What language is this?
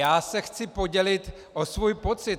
Czech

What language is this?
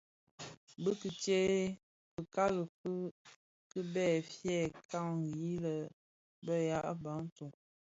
Bafia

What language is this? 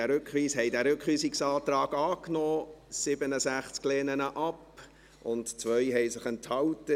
Swiss German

